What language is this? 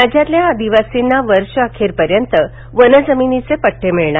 Marathi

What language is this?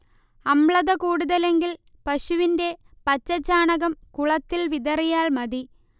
Malayalam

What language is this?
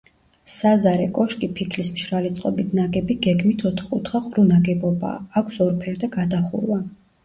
Georgian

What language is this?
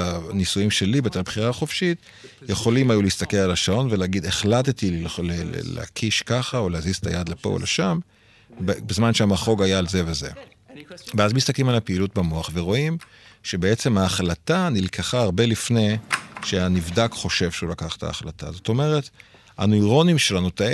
Hebrew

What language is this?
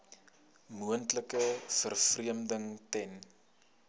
Afrikaans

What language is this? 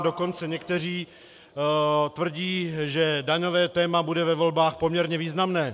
Czech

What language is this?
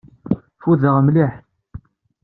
Kabyle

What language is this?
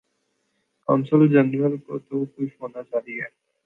Urdu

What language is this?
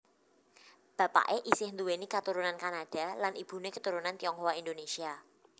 Javanese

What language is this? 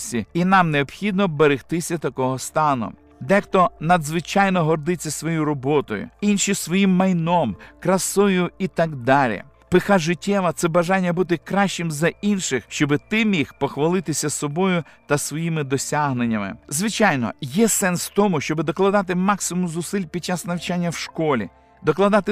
Ukrainian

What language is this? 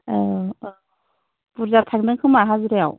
Bodo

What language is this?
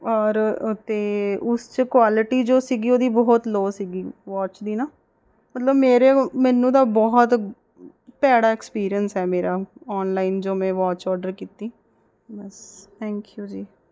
Punjabi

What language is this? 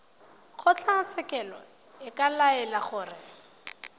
Tswana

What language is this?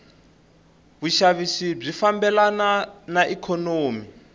Tsonga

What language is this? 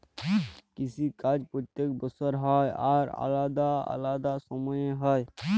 Bangla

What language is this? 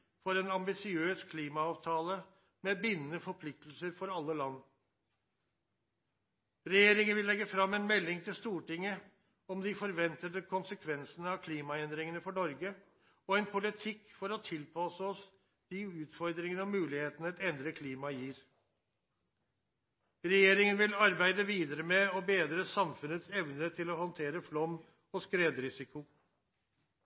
Norwegian Nynorsk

